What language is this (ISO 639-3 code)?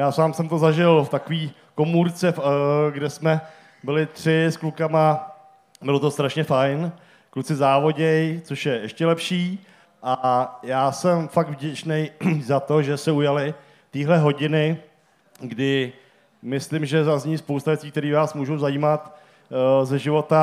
ces